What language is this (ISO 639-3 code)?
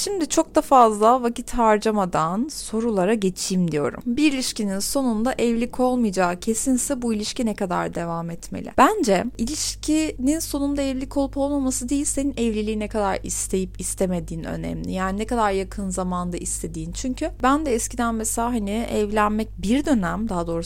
tur